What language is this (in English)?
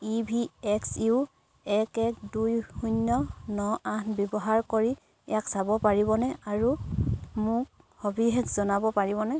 Assamese